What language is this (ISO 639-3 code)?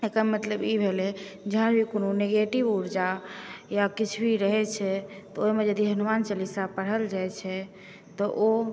mai